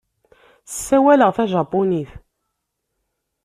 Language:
Kabyle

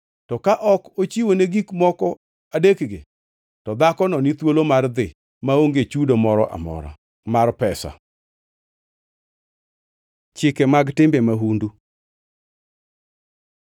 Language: Luo (Kenya and Tanzania)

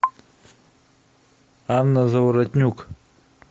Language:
Russian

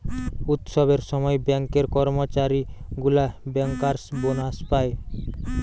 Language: Bangla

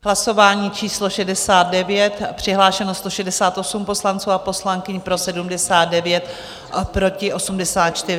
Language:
Czech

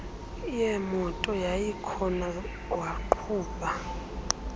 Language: Xhosa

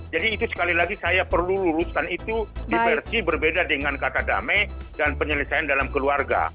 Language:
Indonesian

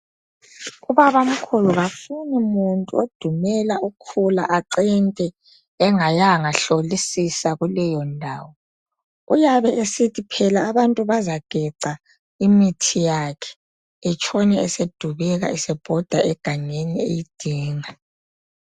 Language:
North Ndebele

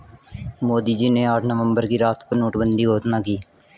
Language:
Hindi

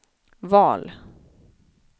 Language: Swedish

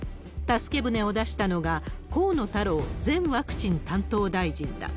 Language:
Japanese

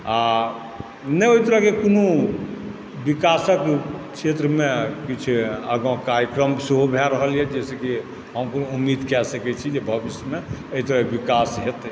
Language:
Maithili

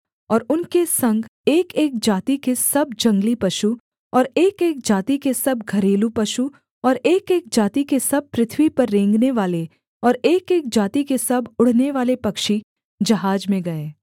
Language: Hindi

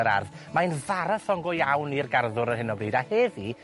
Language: Welsh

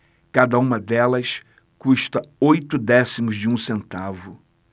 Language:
Portuguese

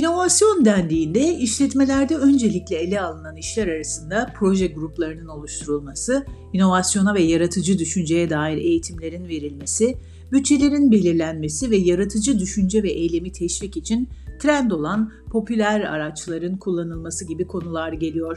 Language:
Turkish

